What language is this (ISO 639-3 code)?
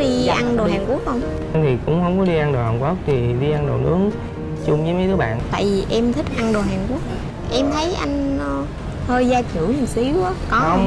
vie